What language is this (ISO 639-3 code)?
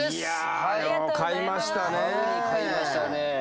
jpn